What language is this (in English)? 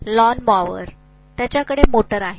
Marathi